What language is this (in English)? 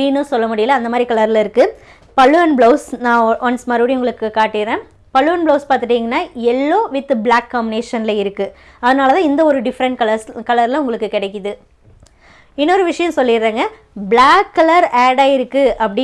Tamil